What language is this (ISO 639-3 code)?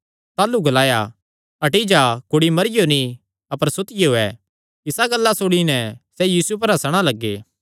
xnr